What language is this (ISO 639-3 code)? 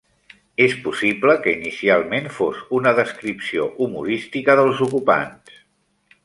cat